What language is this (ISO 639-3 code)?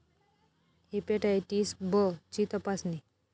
mar